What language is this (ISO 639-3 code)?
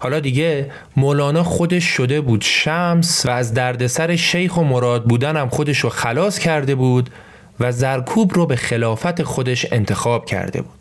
fas